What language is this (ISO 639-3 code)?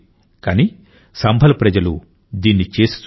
tel